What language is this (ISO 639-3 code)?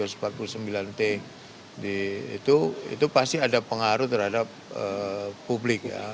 ind